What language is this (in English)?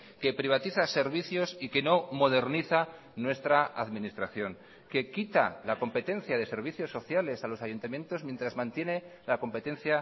Spanish